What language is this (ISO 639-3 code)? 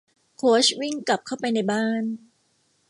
tha